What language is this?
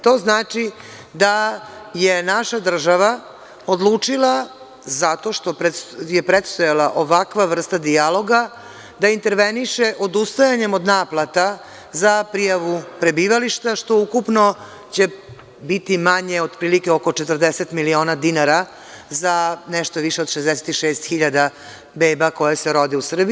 Serbian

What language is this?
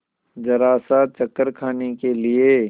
Hindi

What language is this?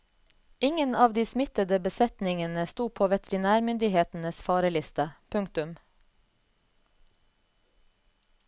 Norwegian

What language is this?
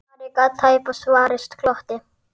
Icelandic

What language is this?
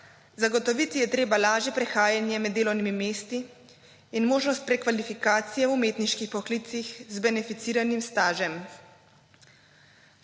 Slovenian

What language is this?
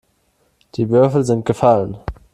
German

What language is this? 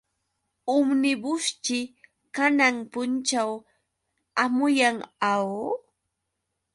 Yauyos Quechua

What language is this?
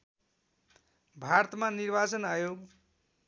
Nepali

